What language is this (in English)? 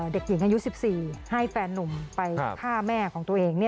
Thai